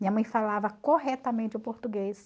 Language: Portuguese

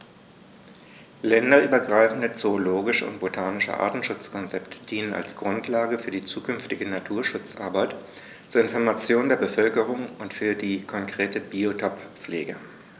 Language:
German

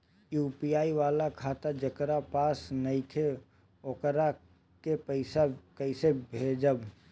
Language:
Bhojpuri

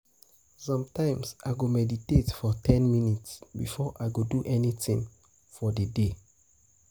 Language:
Nigerian Pidgin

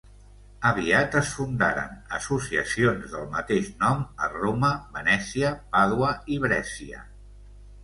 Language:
Catalan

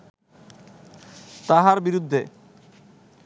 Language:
Bangla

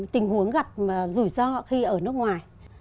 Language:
Vietnamese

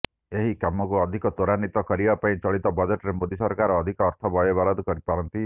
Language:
Odia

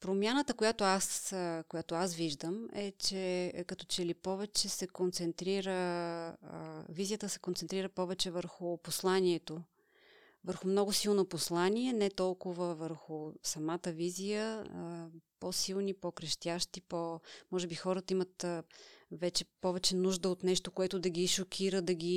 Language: Bulgarian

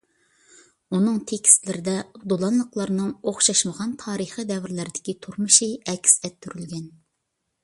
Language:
Uyghur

